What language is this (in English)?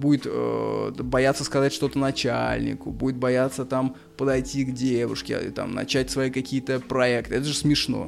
Russian